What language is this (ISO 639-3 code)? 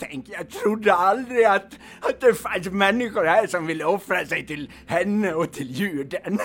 swe